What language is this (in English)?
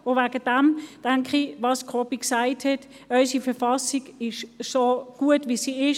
Swiss German